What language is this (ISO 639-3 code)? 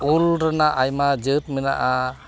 sat